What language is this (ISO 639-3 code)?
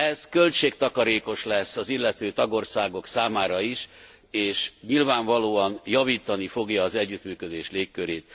hun